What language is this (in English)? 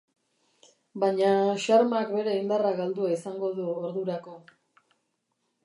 Basque